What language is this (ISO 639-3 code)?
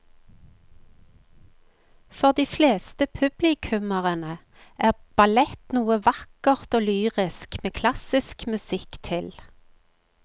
nor